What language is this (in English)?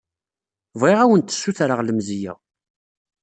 Kabyle